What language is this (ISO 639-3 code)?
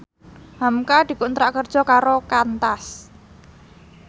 jav